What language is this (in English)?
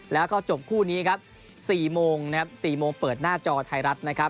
Thai